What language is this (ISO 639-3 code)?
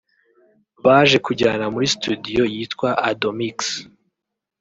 kin